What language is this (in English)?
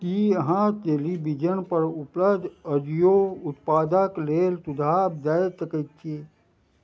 Maithili